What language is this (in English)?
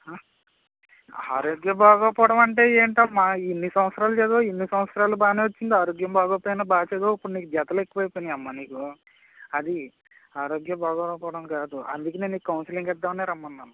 Telugu